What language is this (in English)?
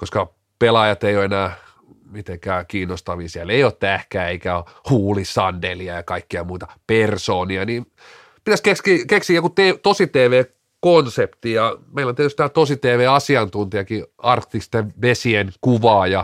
Finnish